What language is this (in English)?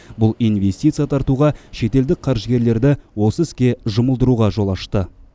Kazakh